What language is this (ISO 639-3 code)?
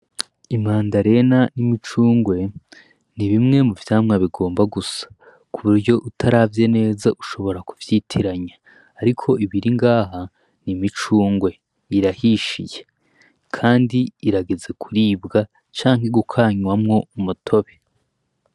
run